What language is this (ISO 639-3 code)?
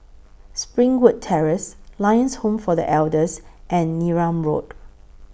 eng